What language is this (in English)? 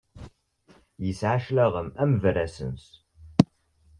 Kabyle